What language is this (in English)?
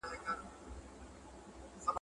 Pashto